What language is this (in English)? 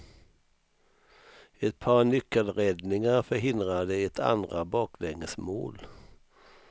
Swedish